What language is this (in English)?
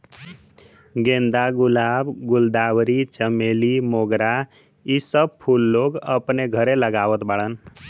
Bhojpuri